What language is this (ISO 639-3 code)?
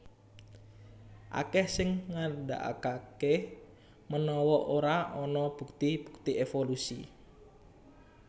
jav